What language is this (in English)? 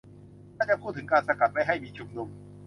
Thai